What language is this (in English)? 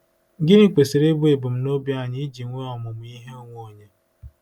Igbo